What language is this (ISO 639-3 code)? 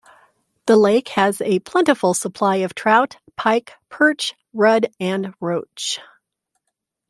eng